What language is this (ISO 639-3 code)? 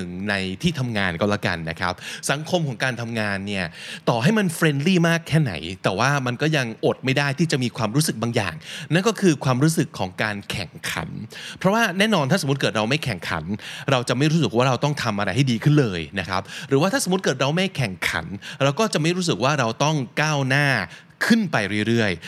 tha